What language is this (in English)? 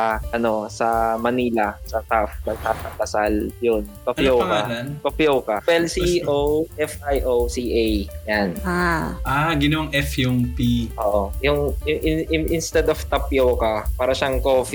Filipino